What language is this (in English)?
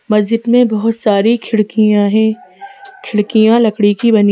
Hindi